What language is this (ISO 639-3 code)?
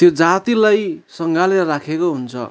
nep